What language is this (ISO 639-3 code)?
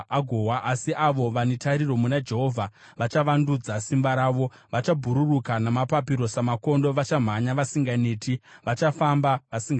sna